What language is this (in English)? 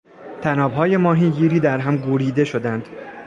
Persian